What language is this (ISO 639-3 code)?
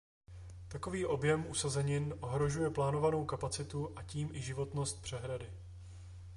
ces